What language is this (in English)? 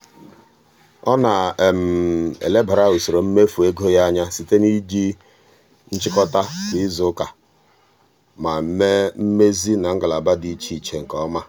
Igbo